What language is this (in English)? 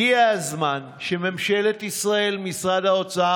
Hebrew